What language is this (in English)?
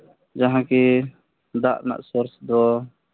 Santali